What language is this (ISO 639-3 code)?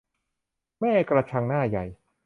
tha